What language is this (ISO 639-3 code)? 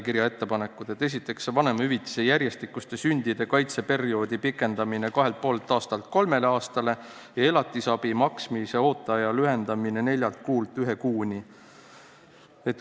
est